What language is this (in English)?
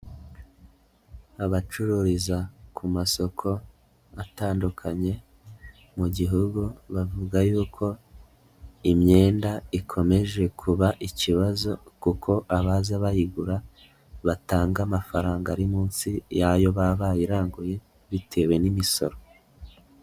Kinyarwanda